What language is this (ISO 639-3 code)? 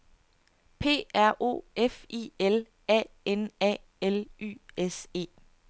dan